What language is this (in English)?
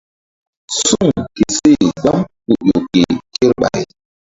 Mbum